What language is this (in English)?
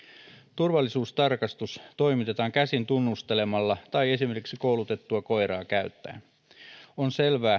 Finnish